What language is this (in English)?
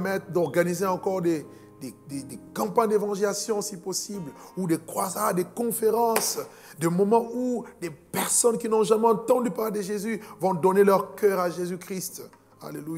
French